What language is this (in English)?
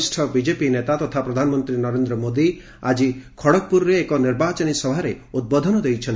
Odia